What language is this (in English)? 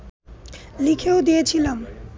Bangla